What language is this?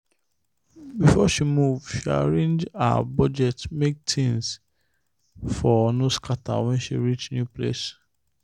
Nigerian Pidgin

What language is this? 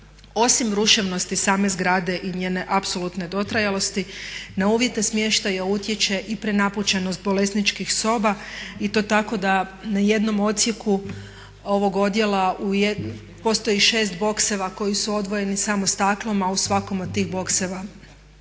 Croatian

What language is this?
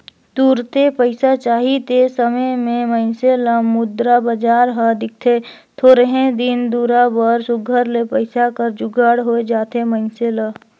Chhattisgarhi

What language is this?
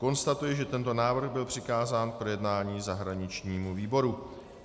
Czech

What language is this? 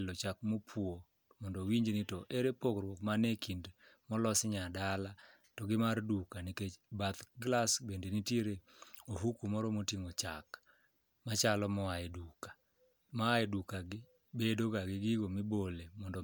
Luo (Kenya and Tanzania)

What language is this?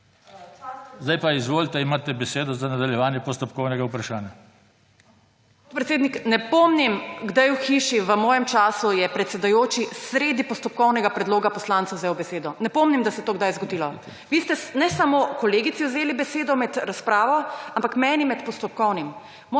Slovenian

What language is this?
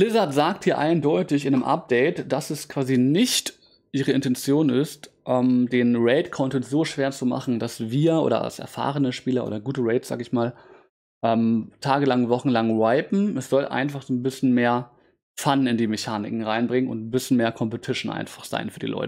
German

